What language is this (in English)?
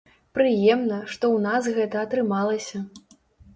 Belarusian